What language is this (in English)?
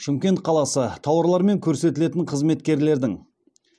Kazakh